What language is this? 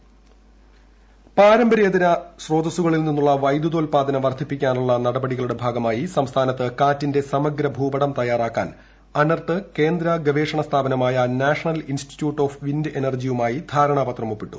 Malayalam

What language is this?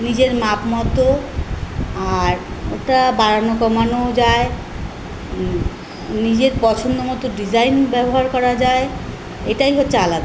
Bangla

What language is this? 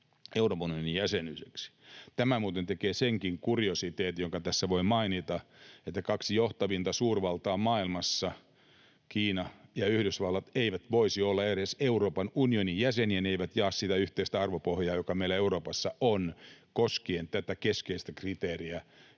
Finnish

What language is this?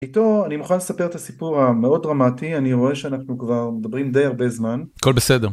Hebrew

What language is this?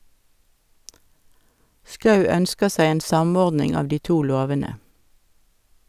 Norwegian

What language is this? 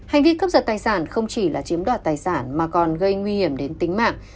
Vietnamese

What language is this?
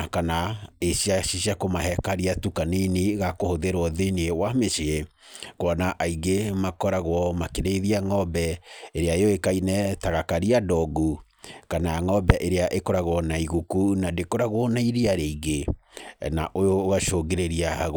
Kikuyu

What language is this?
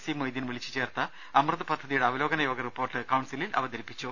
Malayalam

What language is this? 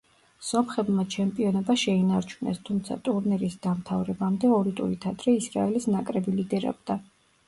Georgian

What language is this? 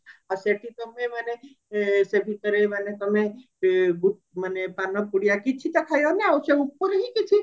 Odia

